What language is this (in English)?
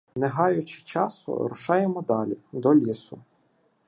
Ukrainian